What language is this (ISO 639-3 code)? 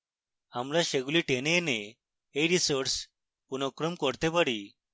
ben